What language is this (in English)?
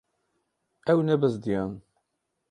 Kurdish